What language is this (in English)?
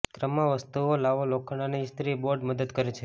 Gujarati